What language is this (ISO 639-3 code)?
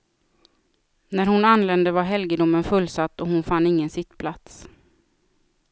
swe